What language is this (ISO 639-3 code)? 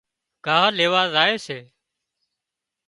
kxp